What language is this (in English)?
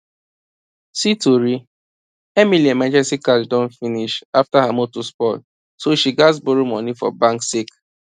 Nigerian Pidgin